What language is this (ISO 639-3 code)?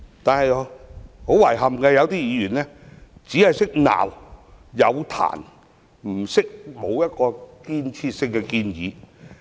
yue